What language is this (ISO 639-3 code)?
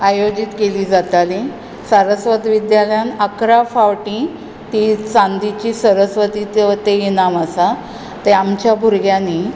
kok